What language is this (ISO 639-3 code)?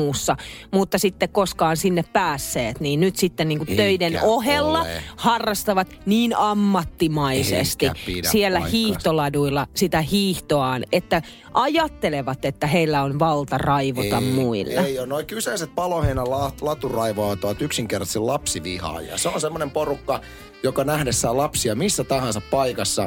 fin